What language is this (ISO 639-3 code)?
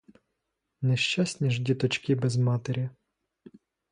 ukr